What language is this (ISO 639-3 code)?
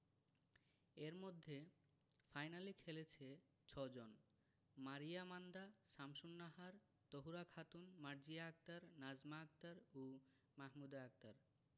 ben